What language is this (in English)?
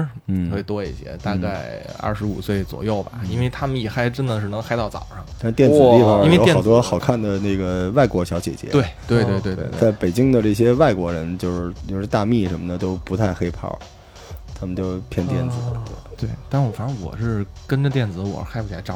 Chinese